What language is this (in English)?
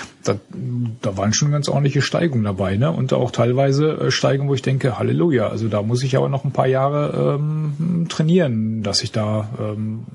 German